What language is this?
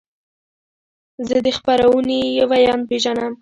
Pashto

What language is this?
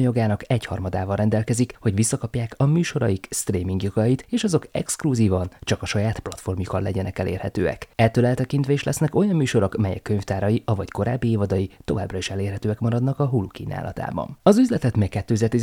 Hungarian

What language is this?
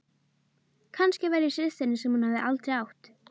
Icelandic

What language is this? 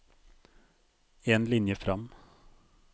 Norwegian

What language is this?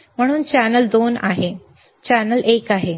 Marathi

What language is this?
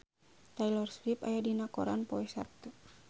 Sundanese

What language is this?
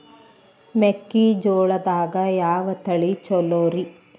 Kannada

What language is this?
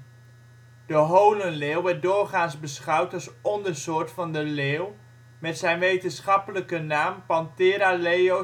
Dutch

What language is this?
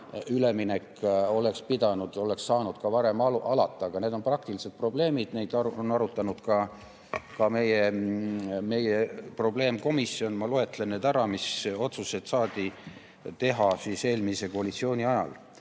Estonian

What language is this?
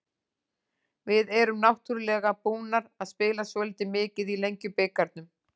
Icelandic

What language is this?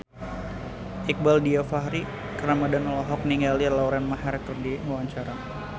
Sundanese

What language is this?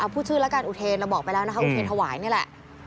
Thai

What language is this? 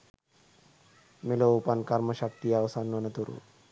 Sinhala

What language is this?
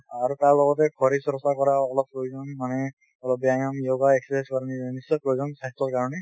Assamese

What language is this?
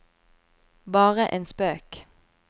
Norwegian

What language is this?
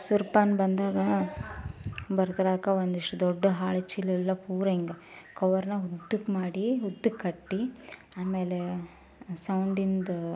Kannada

